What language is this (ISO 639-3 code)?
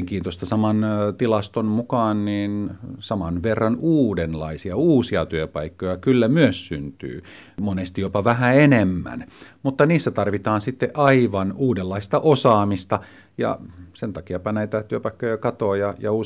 fin